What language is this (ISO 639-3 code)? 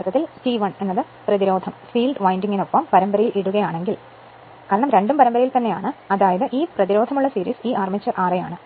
mal